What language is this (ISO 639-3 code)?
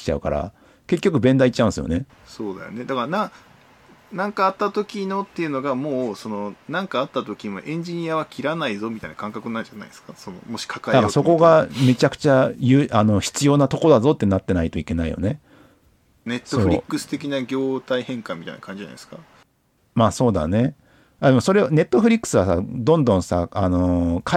jpn